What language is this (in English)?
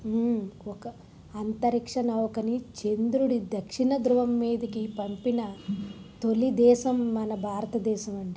Telugu